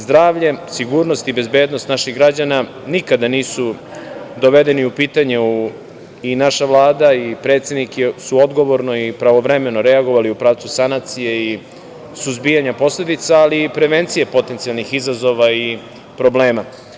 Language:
Serbian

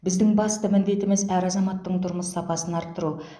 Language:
Kazakh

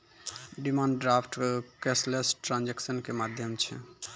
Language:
Maithili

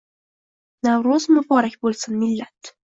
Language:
Uzbek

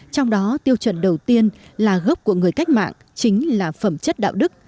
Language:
Vietnamese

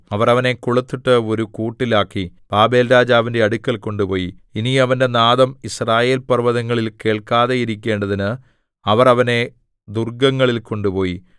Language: Malayalam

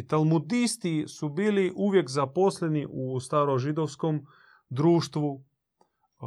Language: Croatian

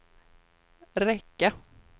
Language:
Swedish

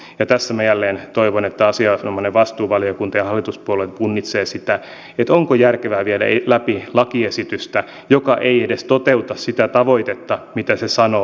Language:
Finnish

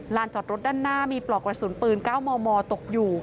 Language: Thai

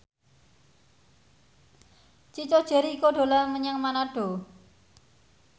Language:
Javanese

